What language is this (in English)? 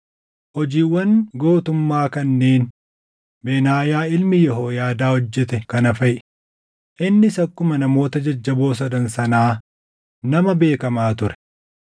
Oromo